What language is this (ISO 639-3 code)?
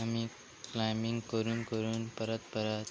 kok